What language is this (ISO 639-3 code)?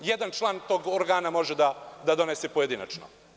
srp